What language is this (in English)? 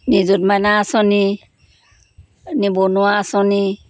Assamese